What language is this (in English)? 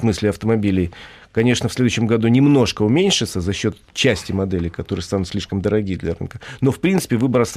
Russian